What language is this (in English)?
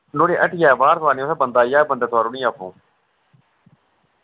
Dogri